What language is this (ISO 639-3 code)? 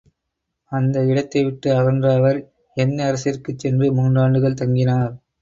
tam